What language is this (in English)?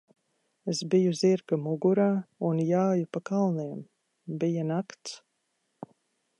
Latvian